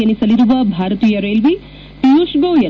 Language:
Kannada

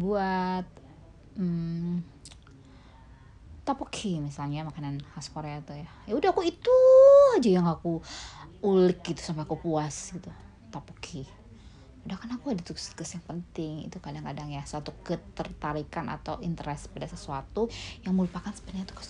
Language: Indonesian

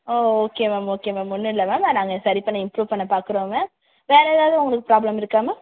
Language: Tamil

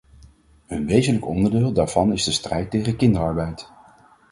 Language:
Dutch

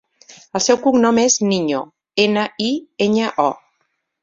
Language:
Catalan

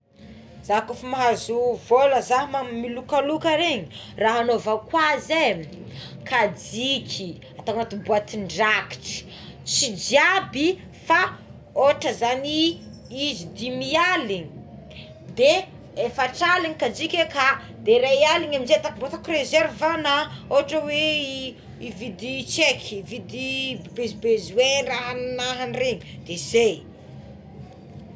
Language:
Tsimihety Malagasy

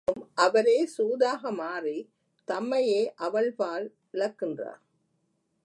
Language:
Tamil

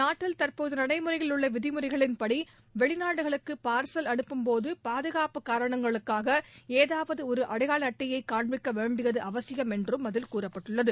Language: Tamil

